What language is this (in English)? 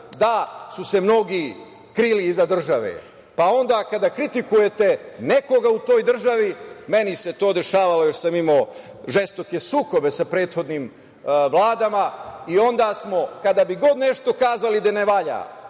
Serbian